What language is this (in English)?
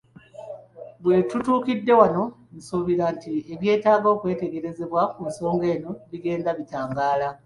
Ganda